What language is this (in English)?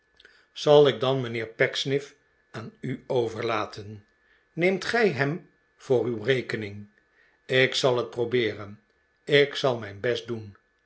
Dutch